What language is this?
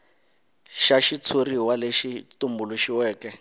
Tsonga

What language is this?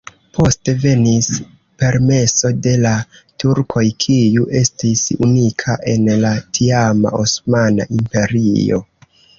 Esperanto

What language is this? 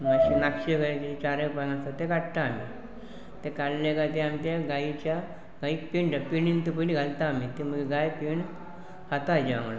Konkani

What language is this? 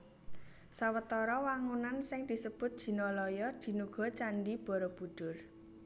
Javanese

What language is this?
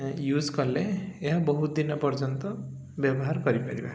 Odia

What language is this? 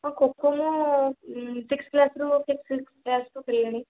Odia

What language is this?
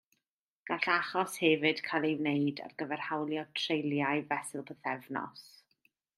Welsh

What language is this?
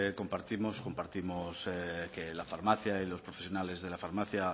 Spanish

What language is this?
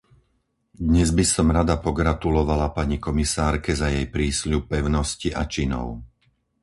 Slovak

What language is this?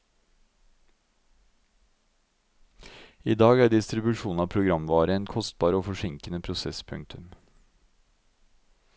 Norwegian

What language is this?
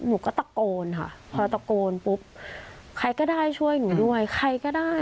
Thai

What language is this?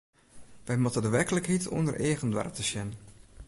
Western Frisian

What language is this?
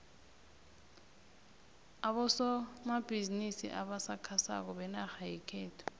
South Ndebele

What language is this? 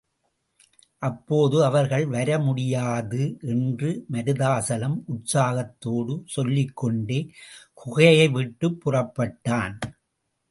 Tamil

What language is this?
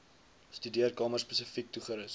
Afrikaans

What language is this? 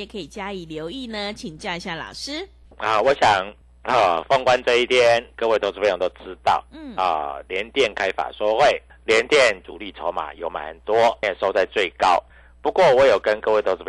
Chinese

